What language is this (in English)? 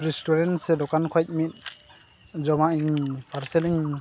Santali